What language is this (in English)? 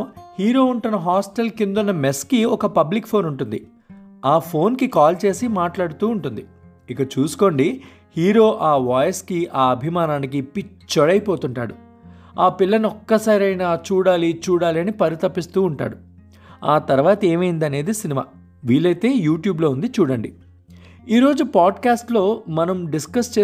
Telugu